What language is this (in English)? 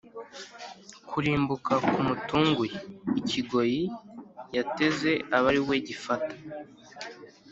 Kinyarwanda